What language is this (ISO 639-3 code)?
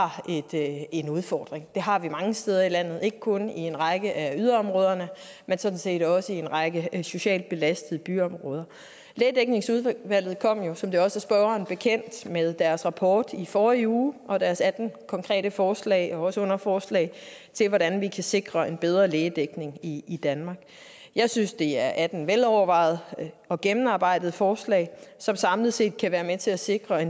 dan